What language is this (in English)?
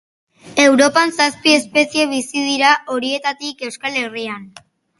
Basque